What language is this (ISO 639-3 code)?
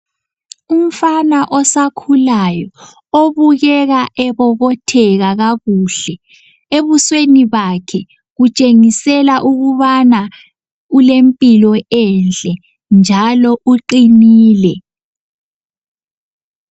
nde